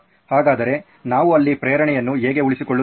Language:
Kannada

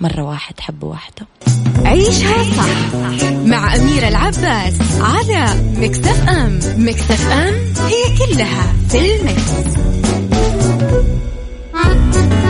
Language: Arabic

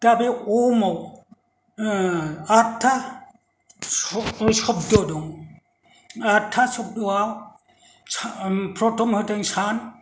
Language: Bodo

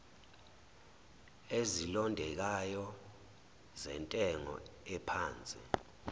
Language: Zulu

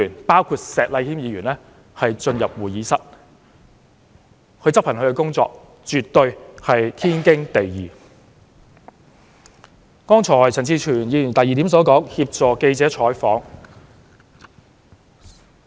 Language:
Cantonese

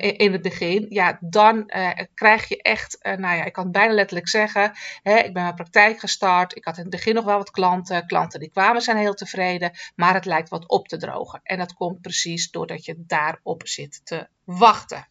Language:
Dutch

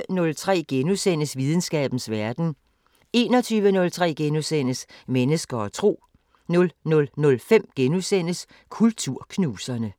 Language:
Danish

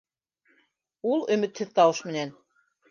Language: Bashkir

